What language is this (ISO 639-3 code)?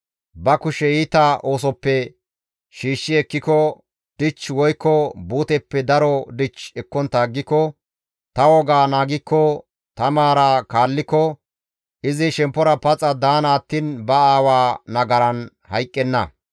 gmv